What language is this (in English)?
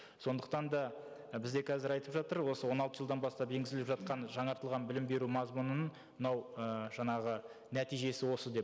Kazakh